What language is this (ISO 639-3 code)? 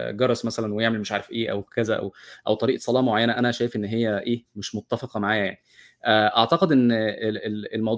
ara